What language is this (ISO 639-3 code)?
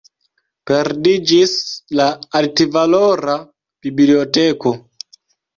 epo